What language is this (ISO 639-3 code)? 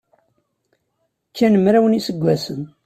kab